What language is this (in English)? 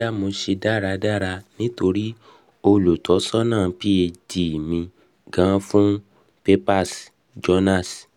Yoruba